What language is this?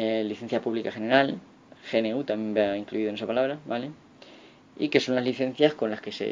Spanish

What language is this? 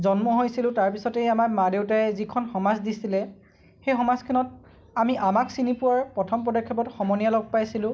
Assamese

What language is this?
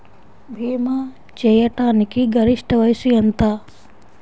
Telugu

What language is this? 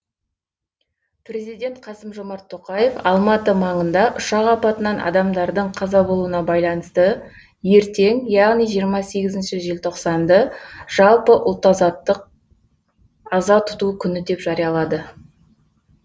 Kazakh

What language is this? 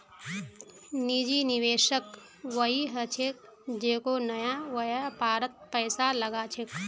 Magahi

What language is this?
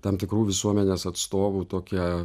Lithuanian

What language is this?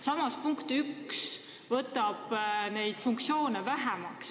Estonian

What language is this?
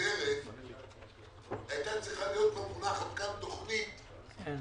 Hebrew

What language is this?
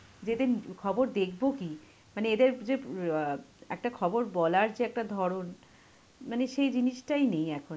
Bangla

